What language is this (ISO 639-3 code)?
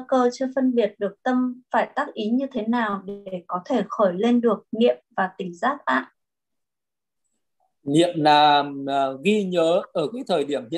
vie